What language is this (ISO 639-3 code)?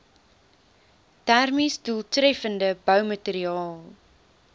afr